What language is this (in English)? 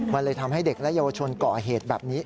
Thai